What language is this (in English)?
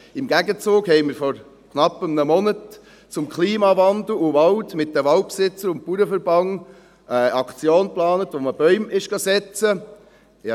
Swiss German